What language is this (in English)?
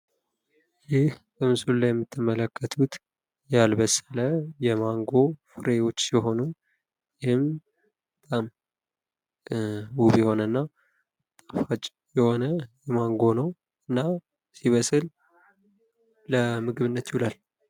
Amharic